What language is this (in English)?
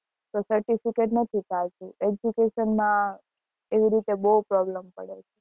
Gujarati